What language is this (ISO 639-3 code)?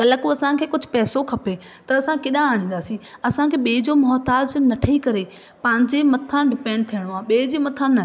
snd